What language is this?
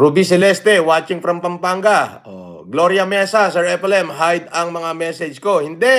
Filipino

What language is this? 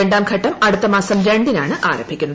Malayalam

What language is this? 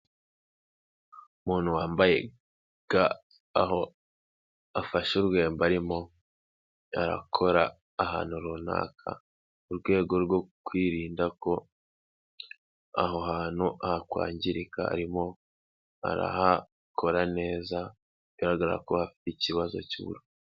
Kinyarwanda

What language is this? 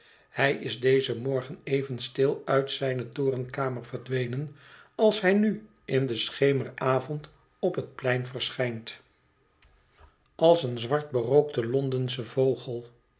Dutch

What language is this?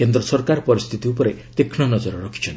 Odia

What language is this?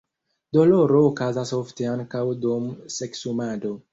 Esperanto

